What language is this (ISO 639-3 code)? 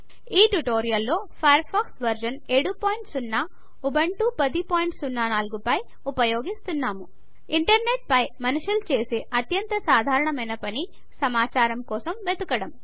tel